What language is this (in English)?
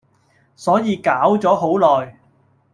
Cantonese